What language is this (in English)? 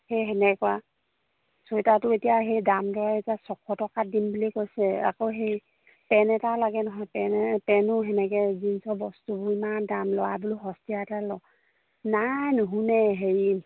Assamese